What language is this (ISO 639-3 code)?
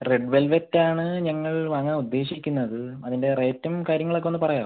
mal